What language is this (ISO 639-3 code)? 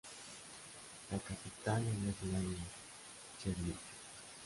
spa